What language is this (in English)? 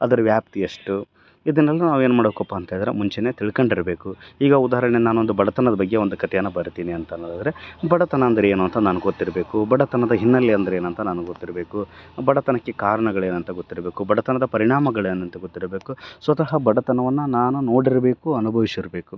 Kannada